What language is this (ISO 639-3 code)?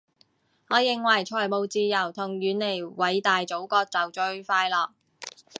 yue